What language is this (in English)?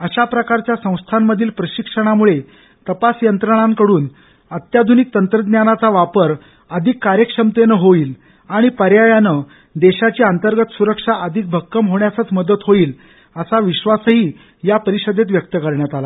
Marathi